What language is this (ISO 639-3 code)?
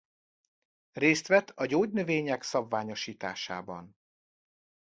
hun